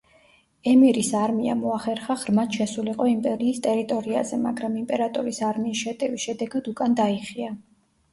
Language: Georgian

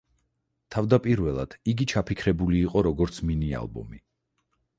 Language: Georgian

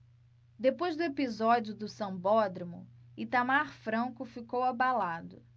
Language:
Portuguese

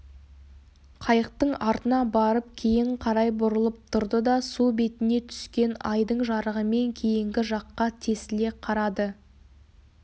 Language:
Kazakh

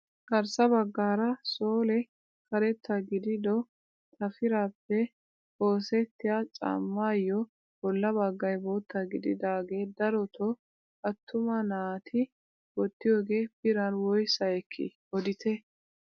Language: Wolaytta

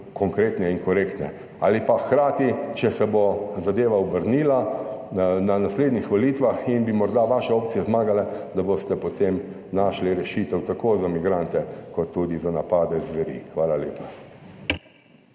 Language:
Slovenian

